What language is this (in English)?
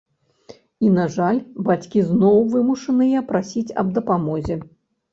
Belarusian